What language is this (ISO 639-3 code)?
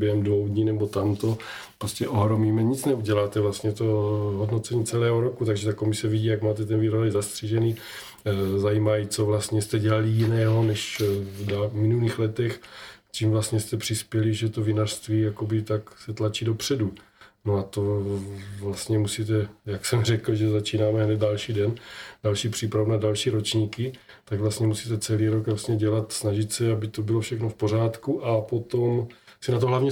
ces